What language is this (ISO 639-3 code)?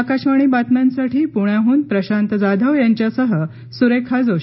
mar